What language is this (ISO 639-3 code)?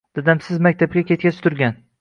uzb